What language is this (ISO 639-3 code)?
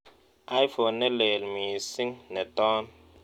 kln